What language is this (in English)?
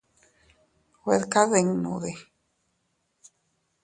Teutila Cuicatec